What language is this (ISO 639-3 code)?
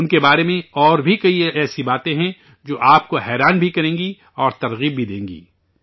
urd